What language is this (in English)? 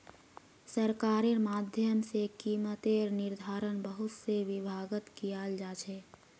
Magahi